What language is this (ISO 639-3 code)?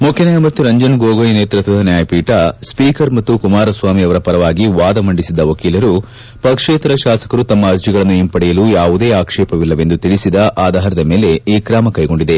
kan